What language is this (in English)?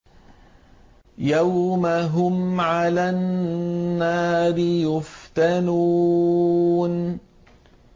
Arabic